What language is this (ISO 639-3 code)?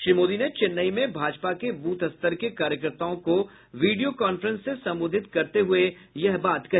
hin